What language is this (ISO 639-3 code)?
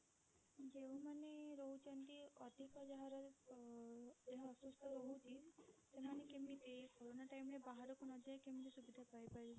ori